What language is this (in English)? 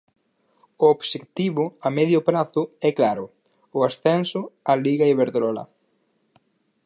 Galician